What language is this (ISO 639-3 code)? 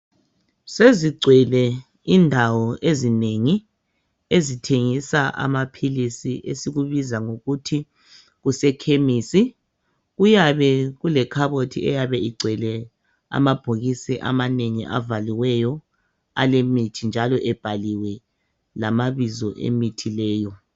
nde